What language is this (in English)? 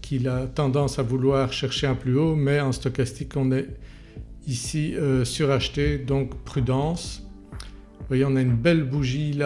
French